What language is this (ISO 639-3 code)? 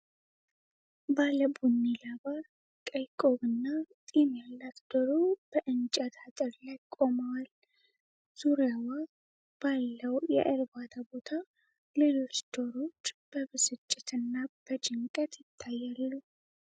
amh